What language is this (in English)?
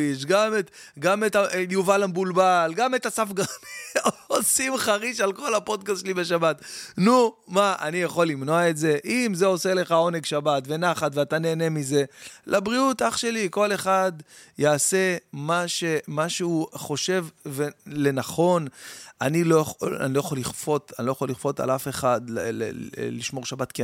Hebrew